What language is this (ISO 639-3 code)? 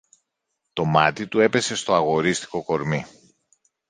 ell